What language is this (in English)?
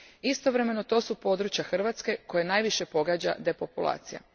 Croatian